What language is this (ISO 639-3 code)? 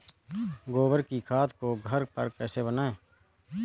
hin